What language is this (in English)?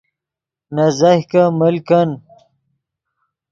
Yidgha